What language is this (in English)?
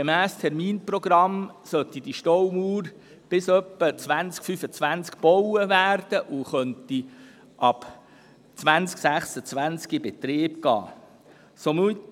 Swiss German